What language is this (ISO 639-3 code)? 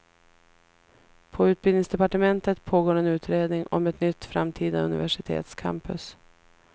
swe